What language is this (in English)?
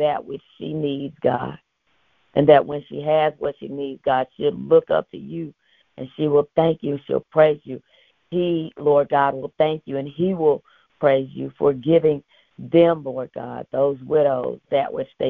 English